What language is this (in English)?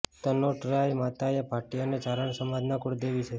Gujarati